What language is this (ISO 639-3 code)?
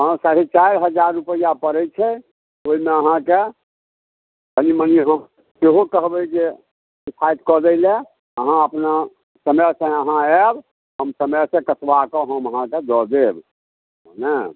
mai